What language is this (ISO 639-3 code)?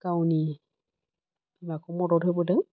brx